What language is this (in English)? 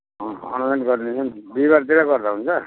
Nepali